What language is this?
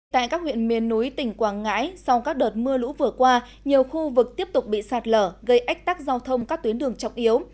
Vietnamese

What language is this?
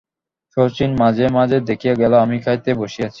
Bangla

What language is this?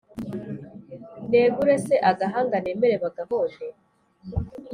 Kinyarwanda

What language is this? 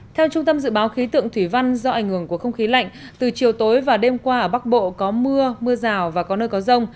Vietnamese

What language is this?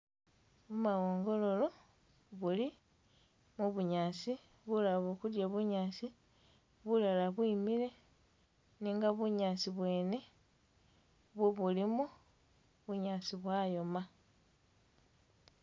Masaaba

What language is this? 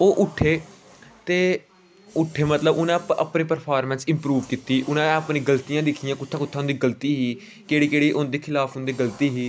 Dogri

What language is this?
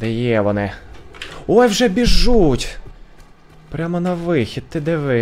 Ukrainian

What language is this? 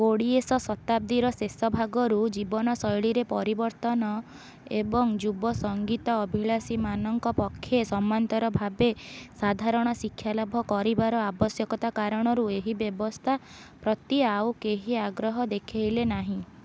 Odia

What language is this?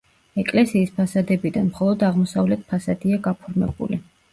Georgian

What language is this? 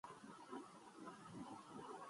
Urdu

